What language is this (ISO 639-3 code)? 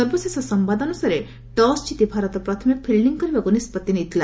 ori